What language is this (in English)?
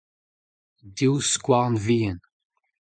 Breton